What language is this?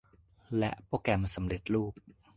Thai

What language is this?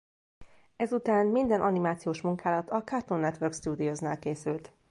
Hungarian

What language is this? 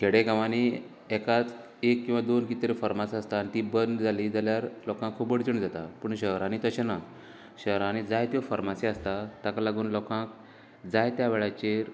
Konkani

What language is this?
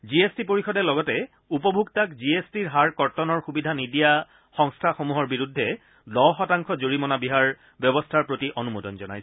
Assamese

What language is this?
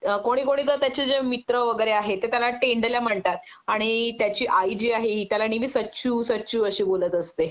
Marathi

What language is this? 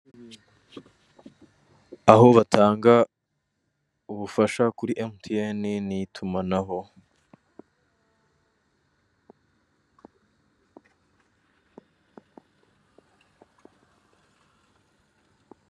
Kinyarwanda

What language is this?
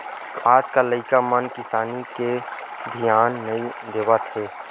Chhattisgarhi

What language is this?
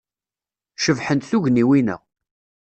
Kabyle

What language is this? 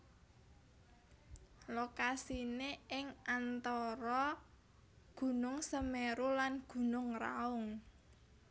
Javanese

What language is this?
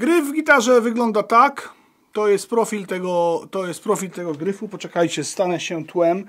Polish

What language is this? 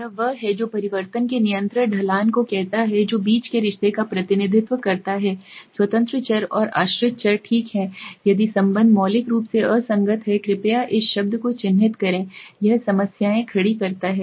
Hindi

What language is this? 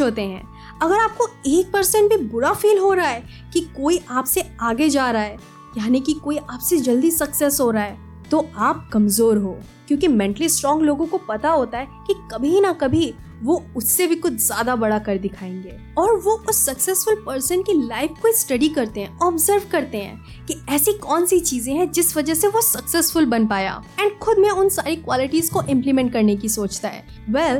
Hindi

